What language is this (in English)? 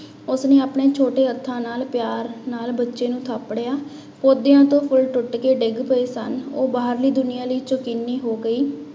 Punjabi